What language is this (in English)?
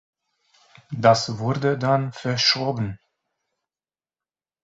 German